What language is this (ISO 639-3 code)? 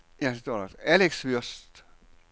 dan